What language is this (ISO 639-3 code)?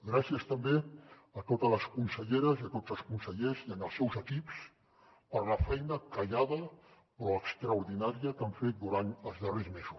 cat